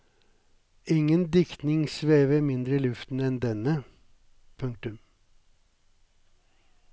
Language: Norwegian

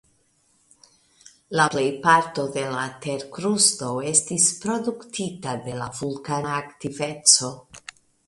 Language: Esperanto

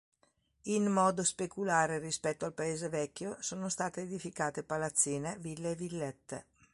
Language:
Italian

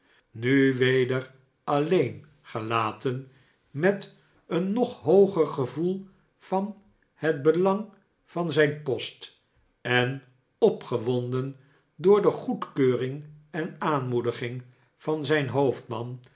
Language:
Dutch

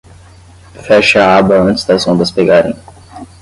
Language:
Portuguese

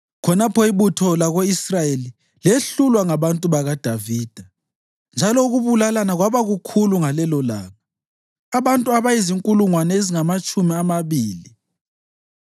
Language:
North Ndebele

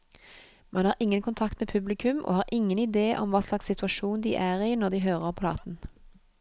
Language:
Norwegian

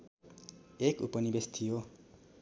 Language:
Nepali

